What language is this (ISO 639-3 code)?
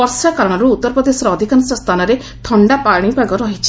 ori